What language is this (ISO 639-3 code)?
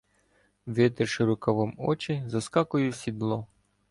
ukr